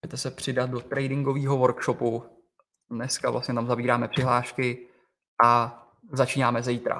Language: Czech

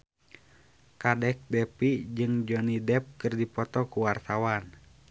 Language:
Sundanese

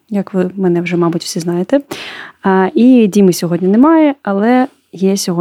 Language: Ukrainian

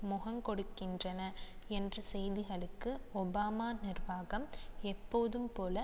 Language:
Tamil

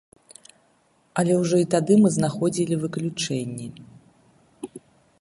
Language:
Belarusian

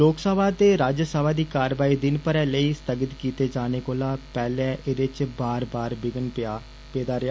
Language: Dogri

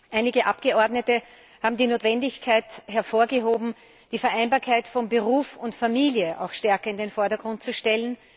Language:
German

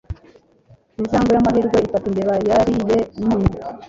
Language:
Kinyarwanda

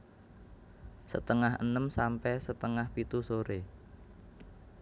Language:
Javanese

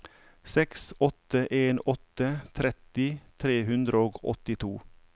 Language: Norwegian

